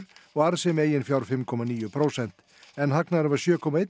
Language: Icelandic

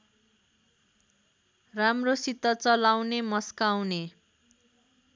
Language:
Nepali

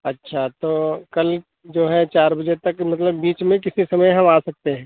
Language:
Hindi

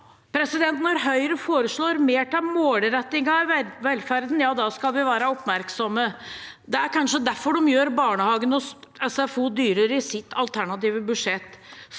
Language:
Norwegian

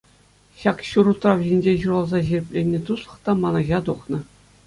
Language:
Chuvash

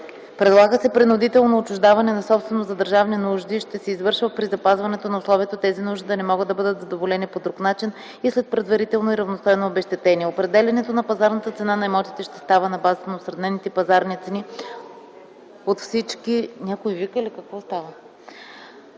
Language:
Bulgarian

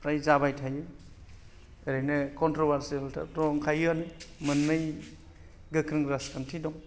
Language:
Bodo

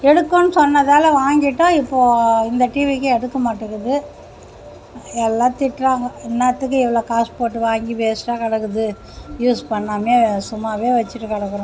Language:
Tamil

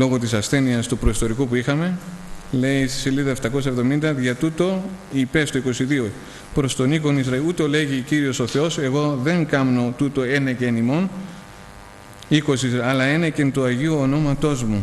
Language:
Greek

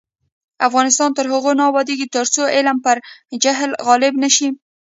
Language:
Pashto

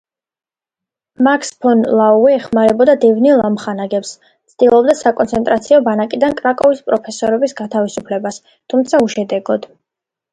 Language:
Georgian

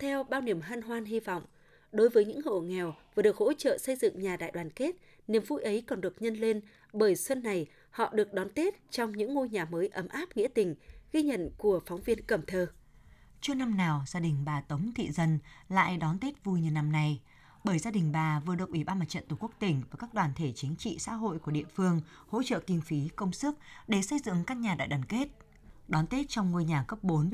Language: Vietnamese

